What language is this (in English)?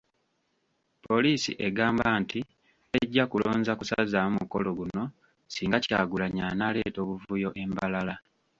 Ganda